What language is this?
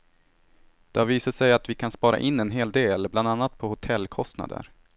Swedish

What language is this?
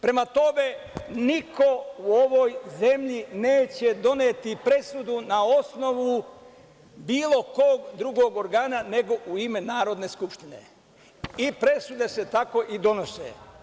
Serbian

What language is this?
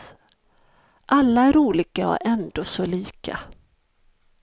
Swedish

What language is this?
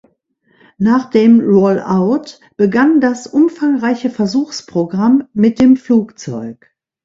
German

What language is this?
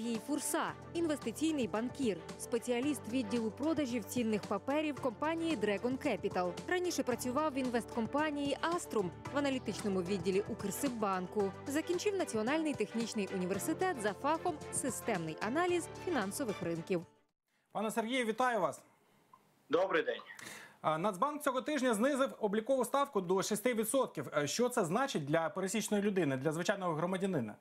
Ukrainian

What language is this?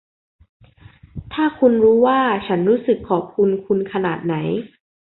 Thai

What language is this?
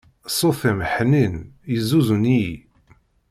Kabyle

